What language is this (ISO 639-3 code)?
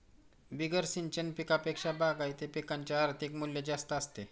mar